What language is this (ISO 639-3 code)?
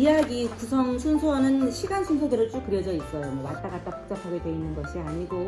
kor